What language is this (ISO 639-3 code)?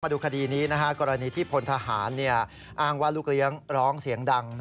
tha